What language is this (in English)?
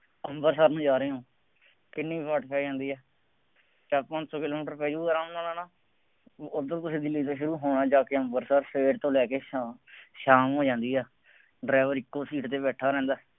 Punjabi